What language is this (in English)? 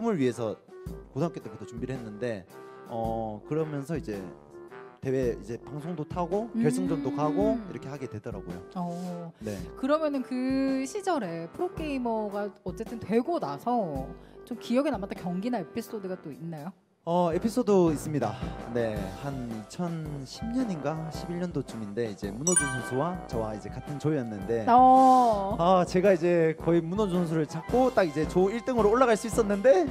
Korean